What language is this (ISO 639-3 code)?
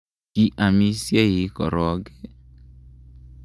kln